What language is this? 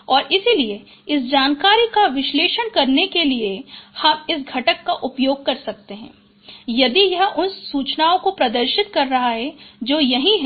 Hindi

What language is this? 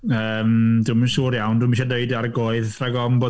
Welsh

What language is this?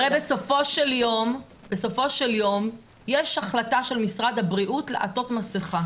Hebrew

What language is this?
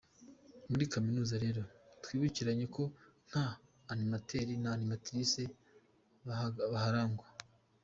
Kinyarwanda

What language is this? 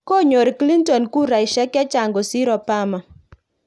Kalenjin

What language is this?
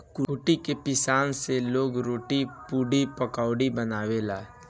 Bhojpuri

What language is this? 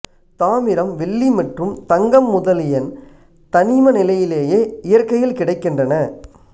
Tamil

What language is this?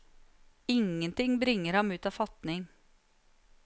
Norwegian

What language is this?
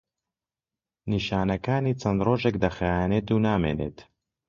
Central Kurdish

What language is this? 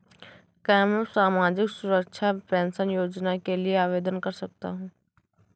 Hindi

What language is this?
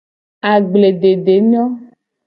Gen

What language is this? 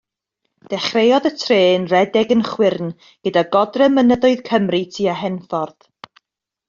Welsh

